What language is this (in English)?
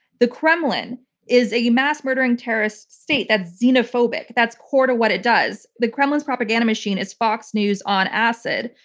English